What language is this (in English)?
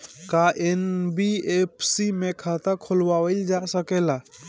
Bhojpuri